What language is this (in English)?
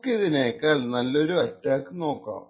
Malayalam